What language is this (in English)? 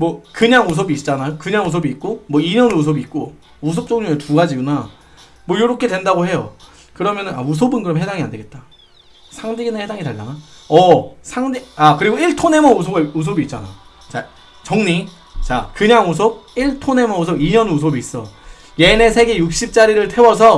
Korean